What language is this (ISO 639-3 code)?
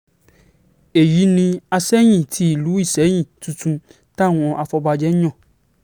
yor